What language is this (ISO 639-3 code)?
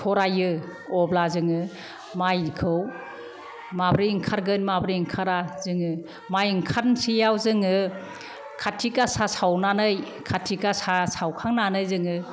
brx